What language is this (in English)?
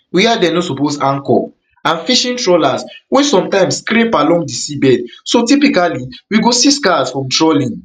Nigerian Pidgin